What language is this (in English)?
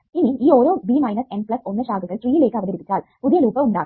Malayalam